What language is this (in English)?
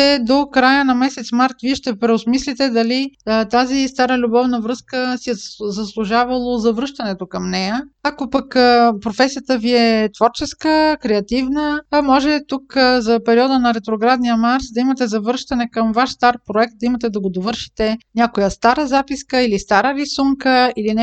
Bulgarian